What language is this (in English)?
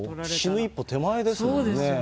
Japanese